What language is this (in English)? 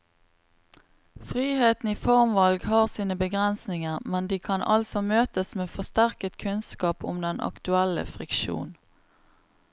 Norwegian